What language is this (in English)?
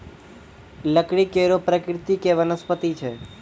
Maithili